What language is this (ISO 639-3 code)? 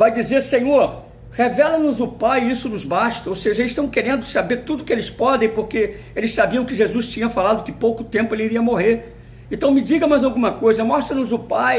por